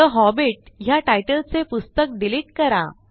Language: Marathi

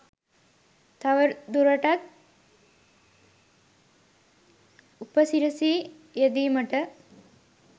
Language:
Sinhala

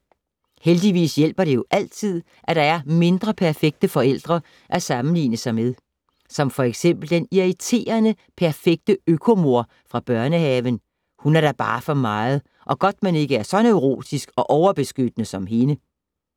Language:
Danish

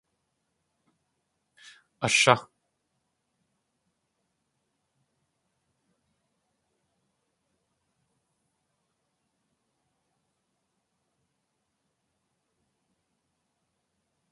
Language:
Tlingit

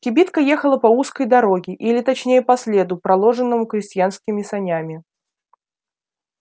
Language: Russian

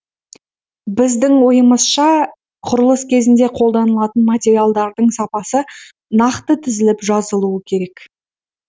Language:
Kazakh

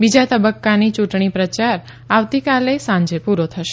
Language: Gujarati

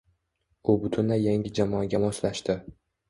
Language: Uzbek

